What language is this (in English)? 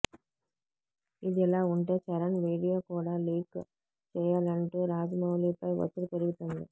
Telugu